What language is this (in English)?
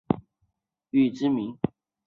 Chinese